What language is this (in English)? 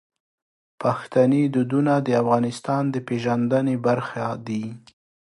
Pashto